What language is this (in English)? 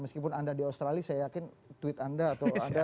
Indonesian